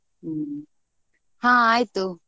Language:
Kannada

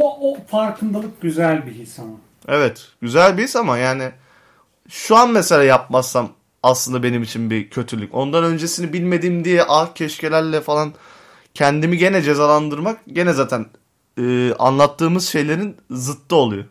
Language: Turkish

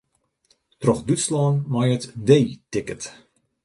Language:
Western Frisian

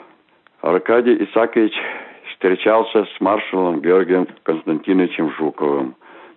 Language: Russian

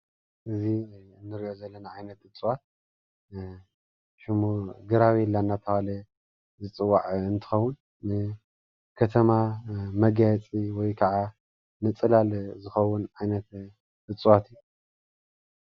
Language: Tigrinya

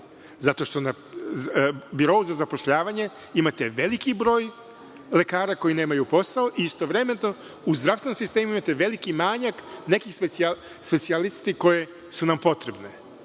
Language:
Serbian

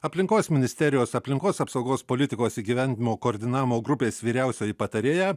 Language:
Lithuanian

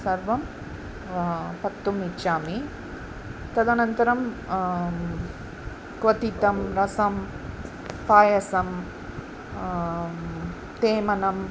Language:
Sanskrit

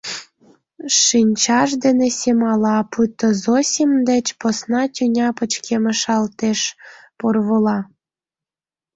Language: Mari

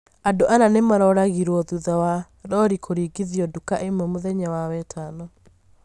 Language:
Kikuyu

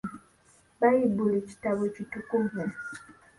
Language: Ganda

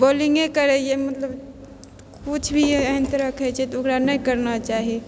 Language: Maithili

